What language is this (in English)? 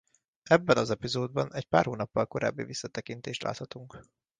Hungarian